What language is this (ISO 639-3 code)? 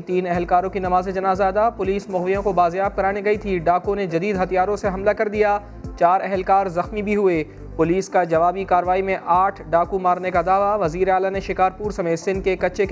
urd